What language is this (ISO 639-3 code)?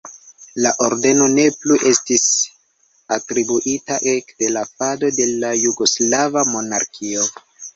epo